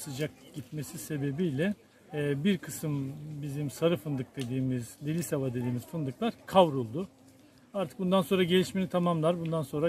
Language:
Turkish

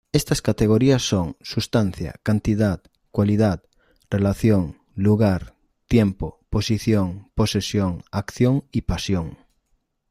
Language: Spanish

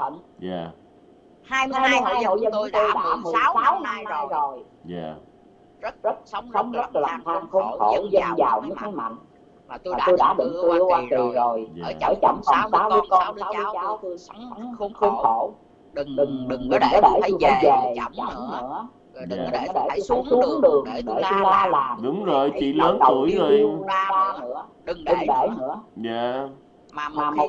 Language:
Vietnamese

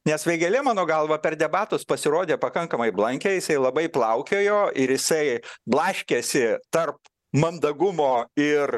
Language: Lithuanian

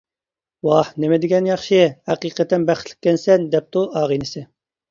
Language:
Uyghur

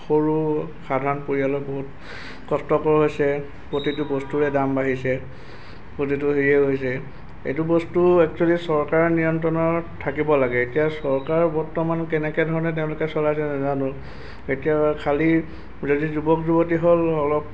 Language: Assamese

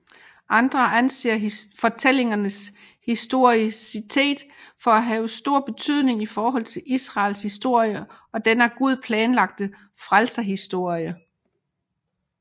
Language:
Danish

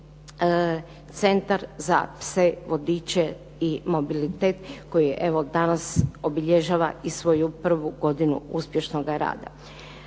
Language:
Croatian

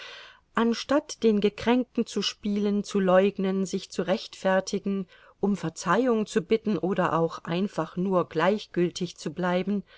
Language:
German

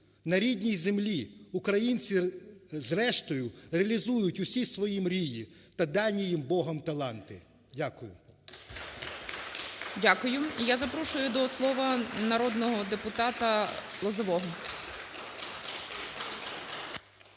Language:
Ukrainian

